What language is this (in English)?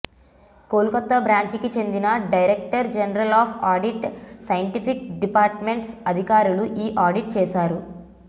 Telugu